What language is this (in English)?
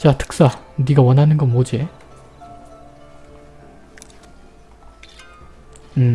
Korean